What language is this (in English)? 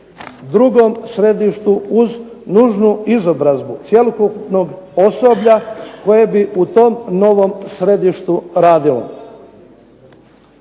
Croatian